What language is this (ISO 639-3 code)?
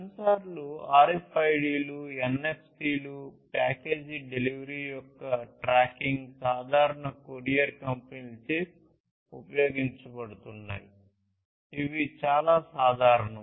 tel